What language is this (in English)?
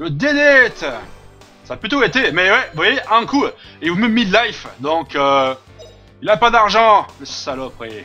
French